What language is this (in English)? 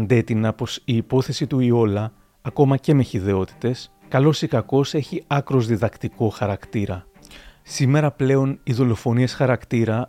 Greek